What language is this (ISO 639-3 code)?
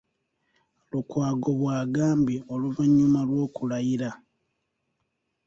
lug